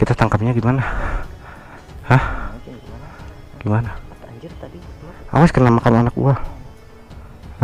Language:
Indonesian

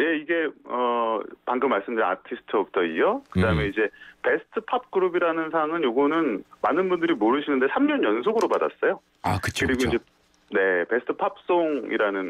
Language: Korean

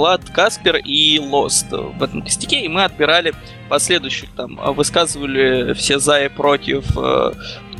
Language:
Russian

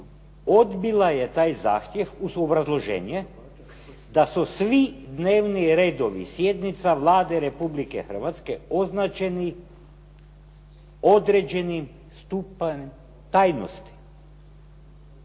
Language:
Croatian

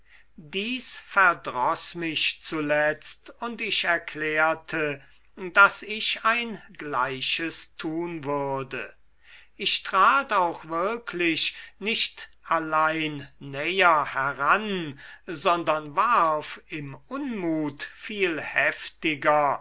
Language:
German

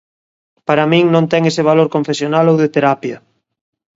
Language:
Galician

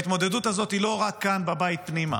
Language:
Hebrew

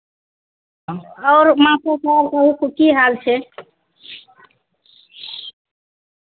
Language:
Maithili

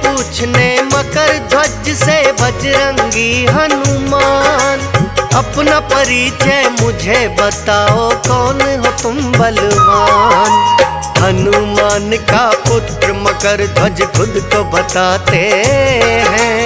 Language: Hindi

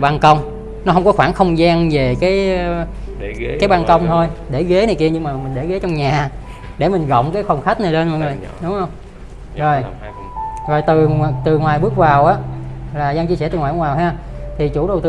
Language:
Vietnamese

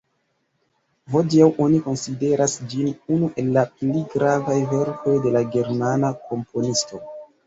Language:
Esperanto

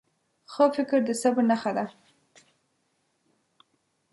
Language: Pashto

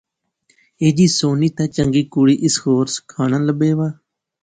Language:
Pahari-Potwari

